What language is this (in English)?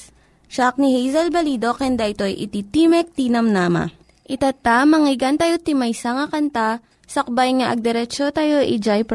Filipino